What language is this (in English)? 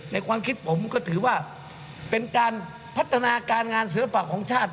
Thai